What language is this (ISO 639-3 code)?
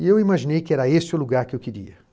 por